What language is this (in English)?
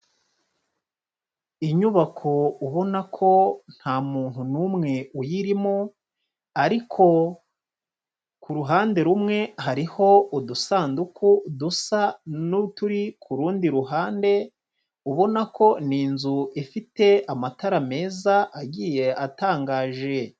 Kinyarwanda